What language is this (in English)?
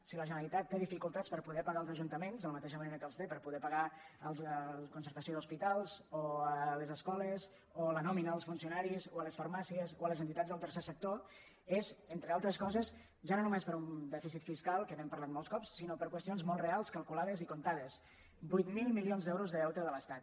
Catalan